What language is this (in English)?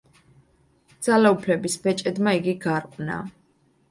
Georgian